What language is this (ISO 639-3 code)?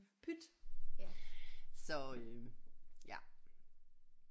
dan